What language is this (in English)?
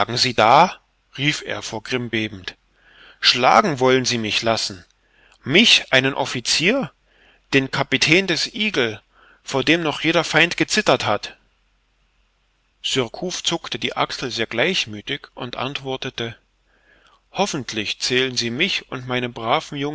German